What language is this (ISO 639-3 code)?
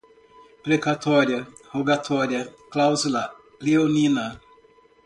por